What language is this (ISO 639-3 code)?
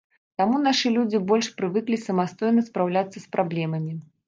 bel